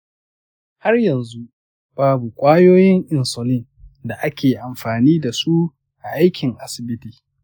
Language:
Hausa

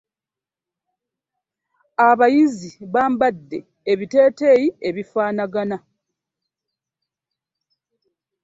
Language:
Ganda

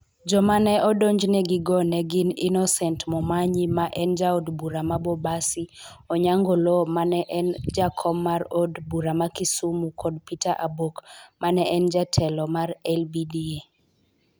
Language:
Luo (Kenya and Tanzania)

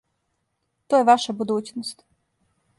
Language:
Serbian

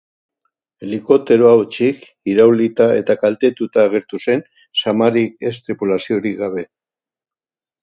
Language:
Basque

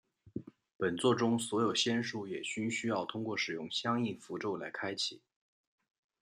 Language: Chinese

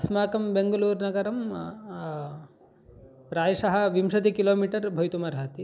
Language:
Sanskrit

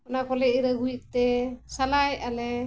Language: Santali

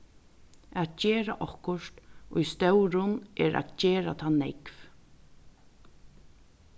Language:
Faroese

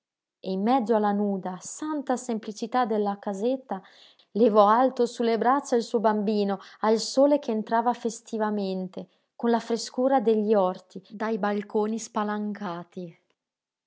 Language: Italian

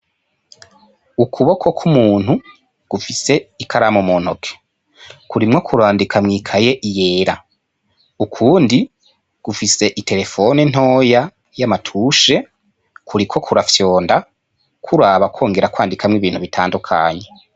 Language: Rundi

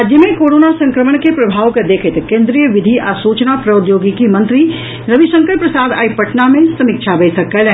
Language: Maithili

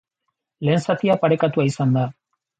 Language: Basque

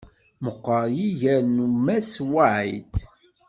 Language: Kabyle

